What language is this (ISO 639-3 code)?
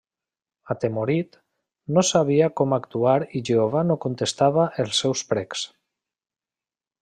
cat